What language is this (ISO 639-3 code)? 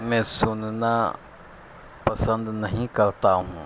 urd